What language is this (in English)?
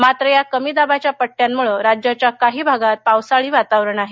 Marathi